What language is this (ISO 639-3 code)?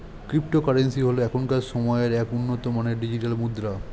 ben